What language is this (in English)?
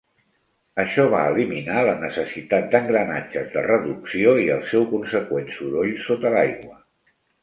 Catalan